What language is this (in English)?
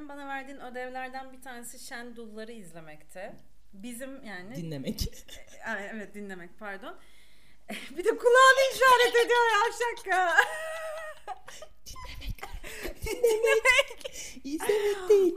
Turkish